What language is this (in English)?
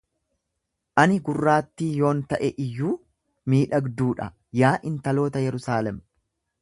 Oromo